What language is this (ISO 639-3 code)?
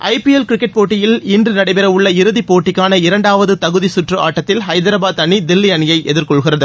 tam